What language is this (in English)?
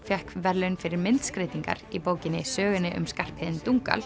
Icelandic